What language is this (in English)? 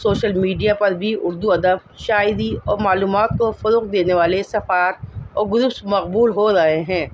Urdu